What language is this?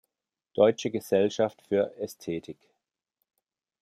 German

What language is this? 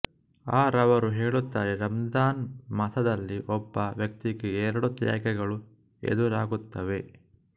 Kannada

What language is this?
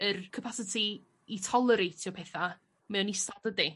Welsh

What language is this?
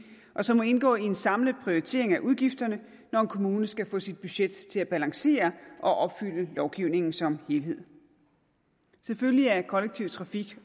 Danish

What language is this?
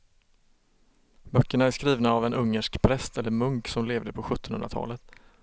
Swedish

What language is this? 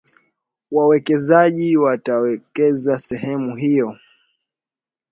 Swahili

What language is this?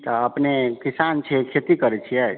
Maithili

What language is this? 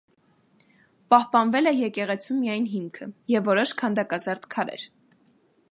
Armenian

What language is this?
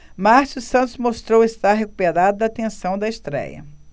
Portuguese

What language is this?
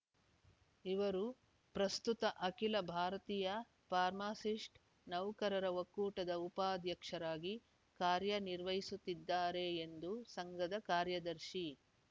Kannada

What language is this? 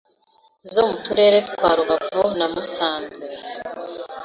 Kinyarwanda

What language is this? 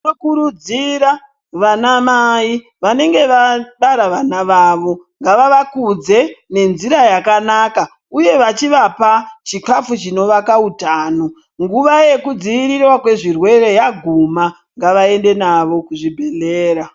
Ndau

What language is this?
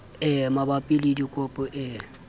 Southern Sotho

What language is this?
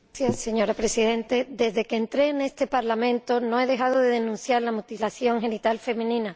Spanish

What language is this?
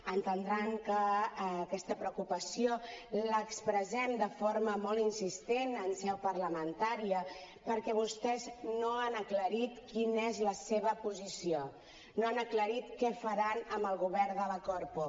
Catalan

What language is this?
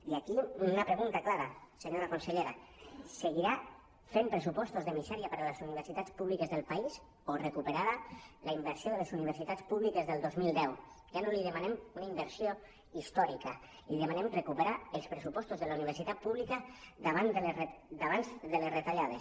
Catalan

